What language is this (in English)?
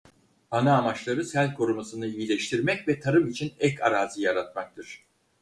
Turkish